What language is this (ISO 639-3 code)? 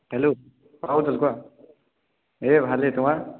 asm